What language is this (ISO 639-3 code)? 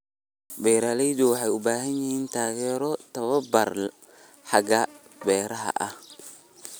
som